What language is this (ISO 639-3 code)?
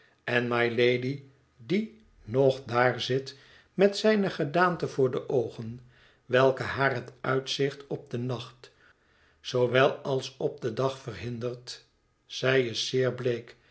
nld